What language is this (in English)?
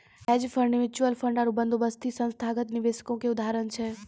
Maithili